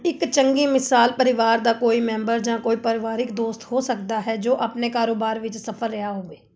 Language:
Punjabi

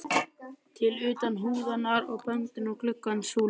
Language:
Icelandic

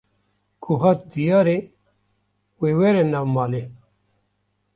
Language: Kurdish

